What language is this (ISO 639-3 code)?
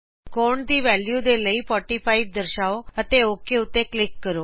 pan